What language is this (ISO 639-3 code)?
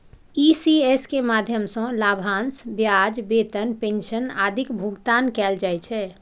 mai